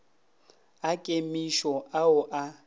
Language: Northern Sotho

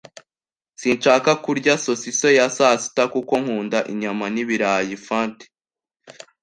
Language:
Kinyarwanda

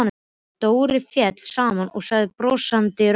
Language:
Icelandic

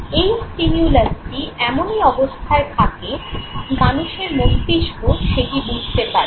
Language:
Bangla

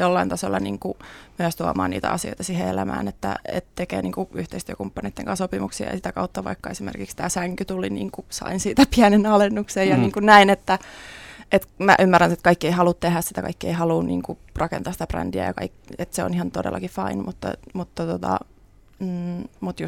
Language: Finnish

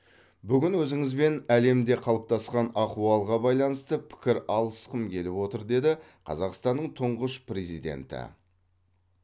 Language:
Kazakh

